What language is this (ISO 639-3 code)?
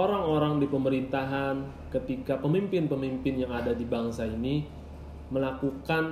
ind